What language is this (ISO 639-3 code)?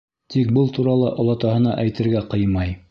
bak